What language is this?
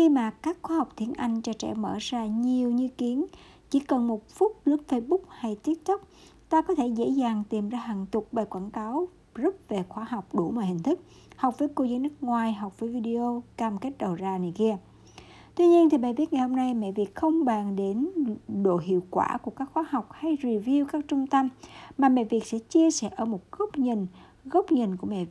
Vietnamese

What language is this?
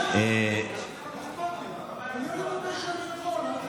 Hebrew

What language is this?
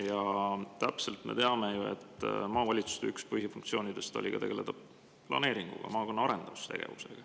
Estonian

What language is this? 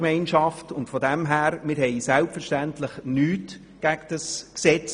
Swiss German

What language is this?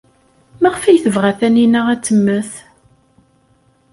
Kabyle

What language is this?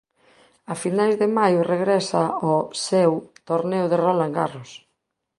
Galician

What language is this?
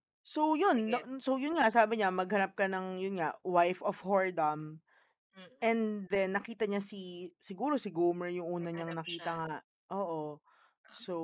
Filipino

